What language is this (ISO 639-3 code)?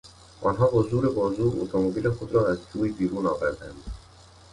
fas